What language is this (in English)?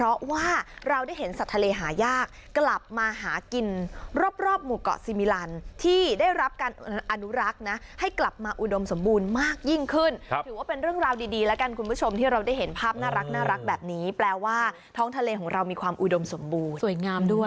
Thai